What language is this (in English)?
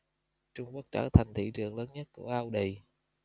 Vietnamese